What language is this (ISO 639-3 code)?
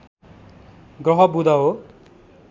nep